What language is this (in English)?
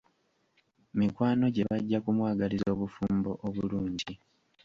Ganda